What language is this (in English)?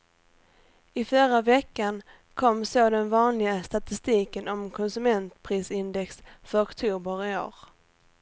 Swedish